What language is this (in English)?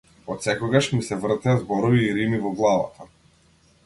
Macedonian